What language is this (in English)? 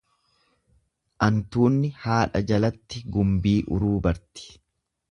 Oromo